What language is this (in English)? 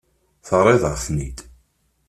Kabyle